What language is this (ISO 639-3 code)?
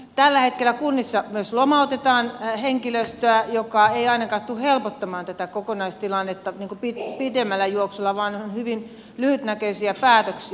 fin